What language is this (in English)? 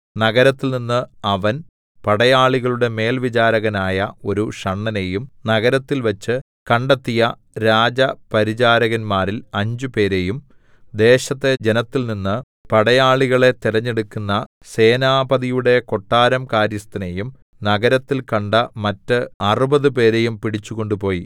Malayalam